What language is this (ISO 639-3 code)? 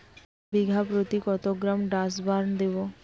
ben